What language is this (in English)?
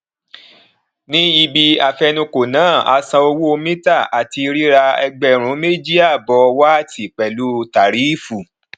Yoruba